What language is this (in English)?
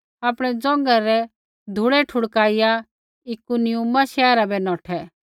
Kullu Pahari